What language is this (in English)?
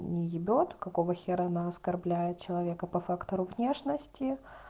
Russian